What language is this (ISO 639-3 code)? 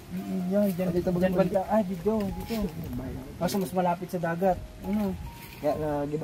fil